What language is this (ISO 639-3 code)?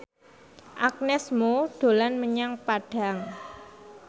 jav